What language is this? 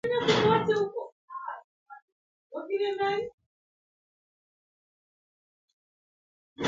Kalenjin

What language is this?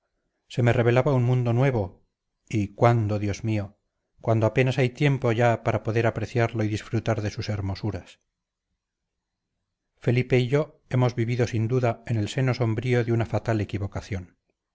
Spanish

